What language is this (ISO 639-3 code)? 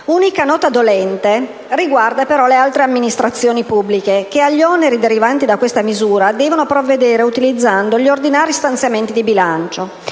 ita